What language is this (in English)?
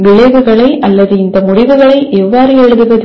Tamil